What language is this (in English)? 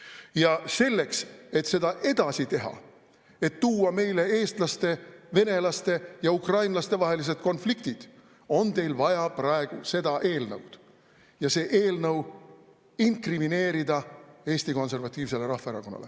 Estonian